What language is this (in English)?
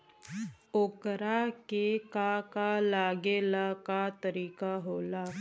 Bhojpuri